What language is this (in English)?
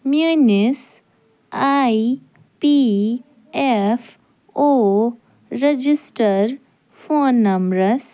Kashmiri